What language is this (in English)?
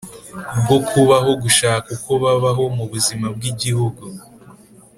Kinyarwanda